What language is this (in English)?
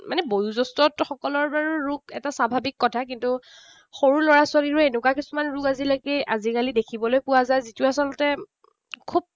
Assamese